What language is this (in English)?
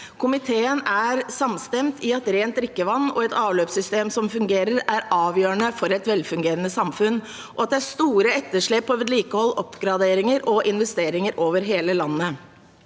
Norwegian